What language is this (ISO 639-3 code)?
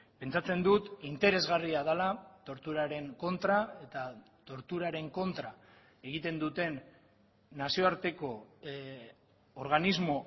eus